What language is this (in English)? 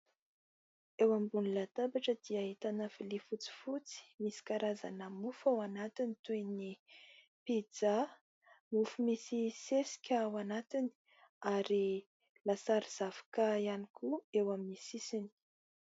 Malagasy